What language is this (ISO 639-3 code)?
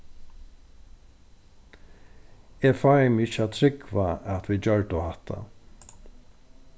fao